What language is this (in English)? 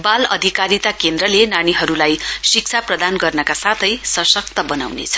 Nepali